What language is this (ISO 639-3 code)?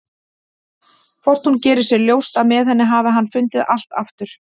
isl